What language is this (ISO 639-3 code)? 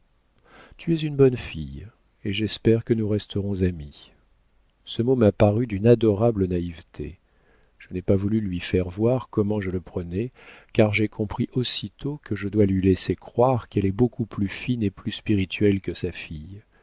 fra